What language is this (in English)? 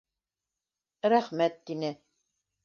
Bashkir